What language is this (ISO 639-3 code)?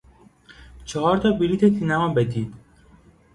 fas